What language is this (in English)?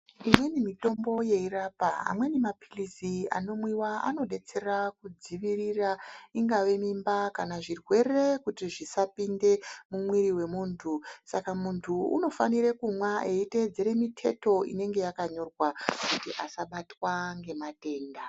Ndau